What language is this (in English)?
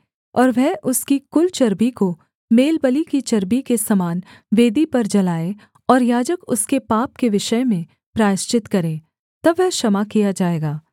Hindi